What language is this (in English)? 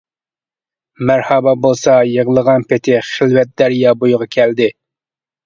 Uyghur